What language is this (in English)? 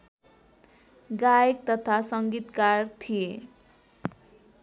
Nepali